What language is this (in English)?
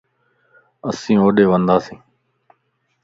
Lasi